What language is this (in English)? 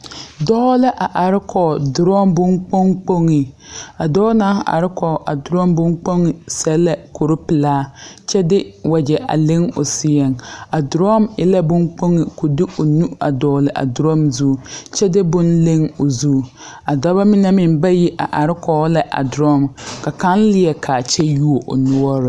Southern Dagaare